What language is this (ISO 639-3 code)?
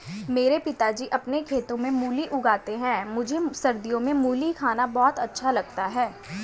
hin